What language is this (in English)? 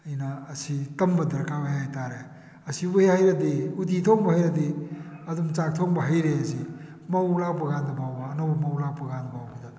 Manipuri